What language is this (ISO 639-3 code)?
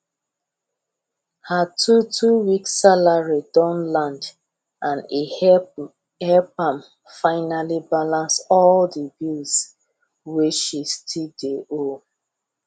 pcm